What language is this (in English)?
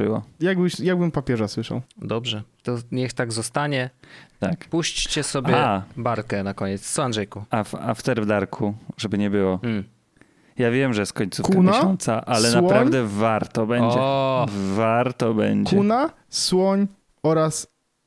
Polish